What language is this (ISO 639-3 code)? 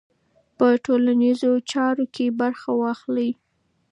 pus